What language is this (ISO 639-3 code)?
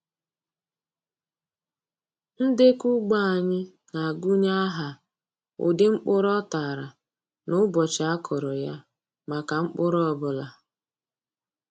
ibo